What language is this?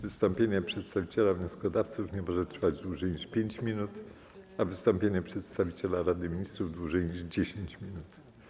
Polish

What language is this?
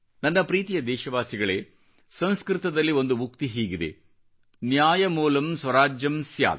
Kannada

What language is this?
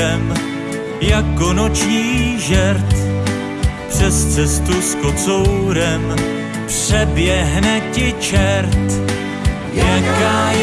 Czech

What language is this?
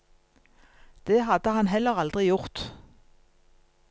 Norwegian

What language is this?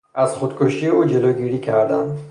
Persian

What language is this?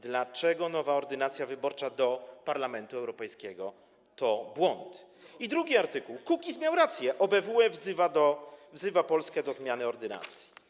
Polish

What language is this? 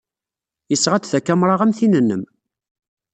Kabyle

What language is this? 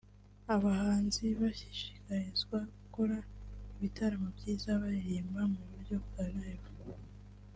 Kinyarwanda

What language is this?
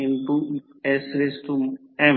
Marathi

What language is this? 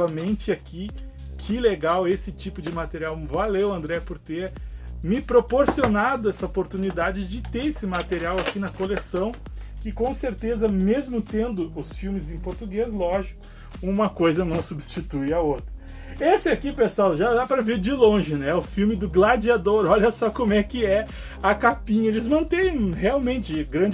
Portuguese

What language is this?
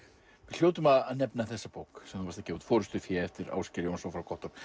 Icelandic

